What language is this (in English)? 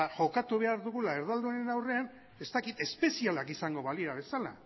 Basque